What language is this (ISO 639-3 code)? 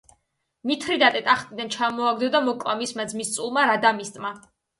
kat